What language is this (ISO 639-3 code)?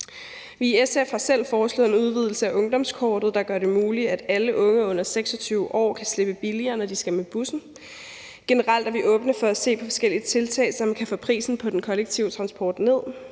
dan